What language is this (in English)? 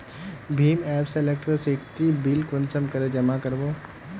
Magahi